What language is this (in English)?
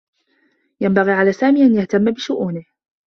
Arabic